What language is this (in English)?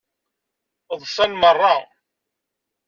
Kabyle